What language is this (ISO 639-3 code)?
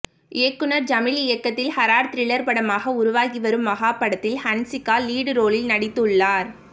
tam